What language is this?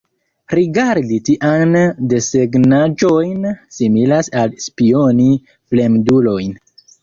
Esperanto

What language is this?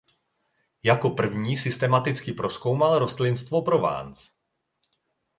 Czech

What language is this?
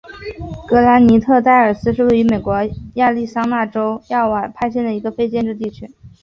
Chinese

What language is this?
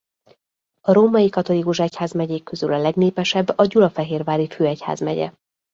Hungarian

